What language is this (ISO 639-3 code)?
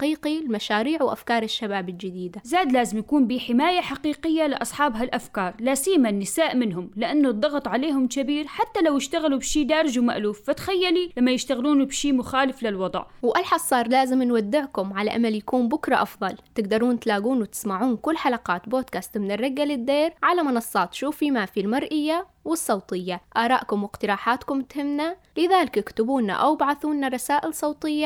ara